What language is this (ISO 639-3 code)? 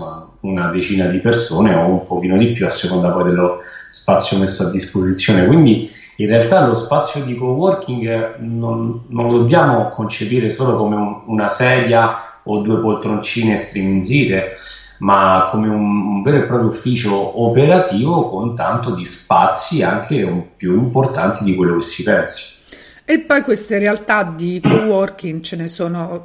ita